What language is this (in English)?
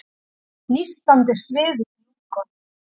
Icelandic